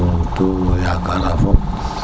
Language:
Serer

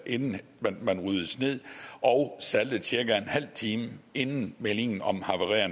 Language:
Danish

